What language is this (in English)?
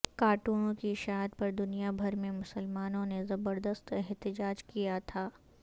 Urdu